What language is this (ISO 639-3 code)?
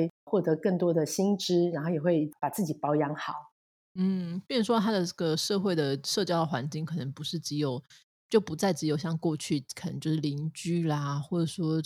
zho